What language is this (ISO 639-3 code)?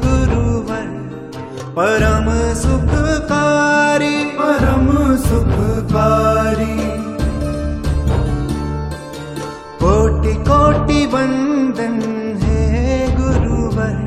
guj